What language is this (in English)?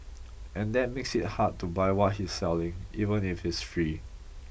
English